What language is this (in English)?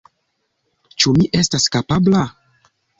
Esperanto